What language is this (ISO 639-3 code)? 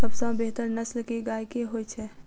mai